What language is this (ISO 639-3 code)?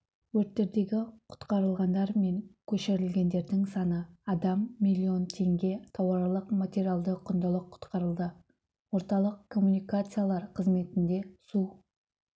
kaz